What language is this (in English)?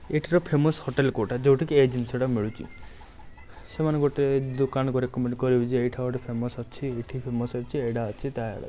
Odia